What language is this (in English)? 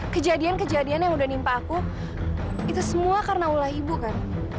Indonesian